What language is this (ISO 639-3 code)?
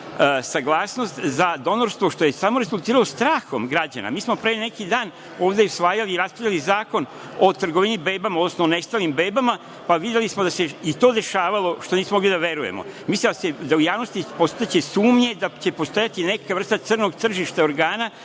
srp